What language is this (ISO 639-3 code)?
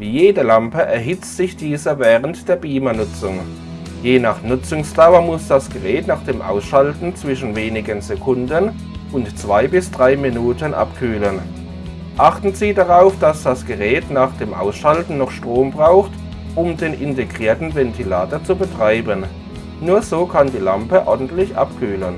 deu